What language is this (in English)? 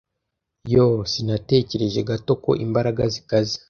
Kinyarwanda